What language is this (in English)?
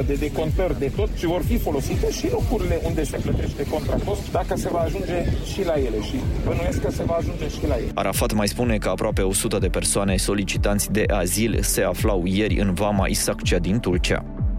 Romanian